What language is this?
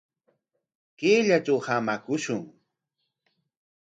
Corongo Ancash Quechua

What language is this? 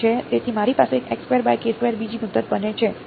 Gujarati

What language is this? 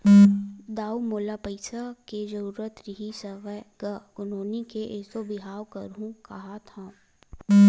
Chhattisgarhi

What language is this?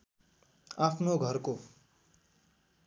Nepali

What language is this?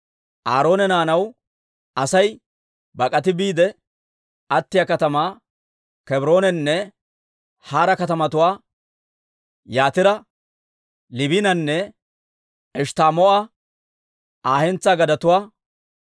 Dawro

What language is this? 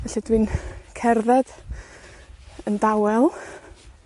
Welsh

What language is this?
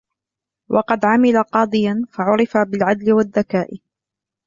Arabic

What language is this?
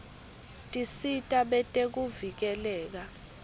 Swati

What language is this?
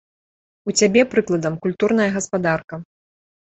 Belarusian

